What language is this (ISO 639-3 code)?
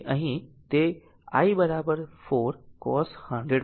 guj